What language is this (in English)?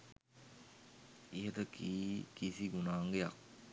Sinhala